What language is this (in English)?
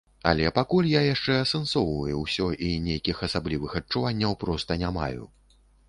Belarusian